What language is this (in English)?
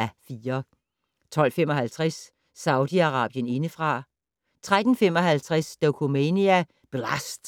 Danish